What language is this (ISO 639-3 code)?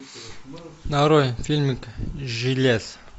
rus